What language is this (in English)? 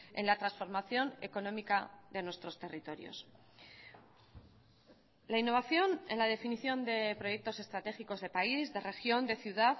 Spanish